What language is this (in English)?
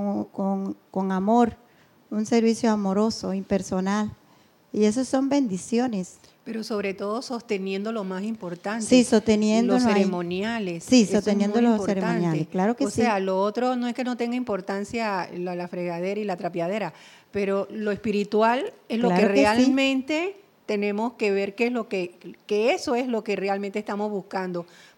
Spanish